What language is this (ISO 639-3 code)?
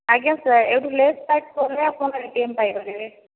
ori